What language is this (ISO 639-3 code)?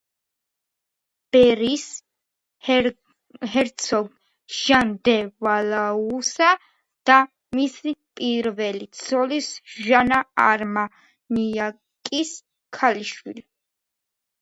kat